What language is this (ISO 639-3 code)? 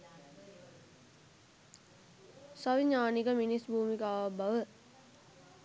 sin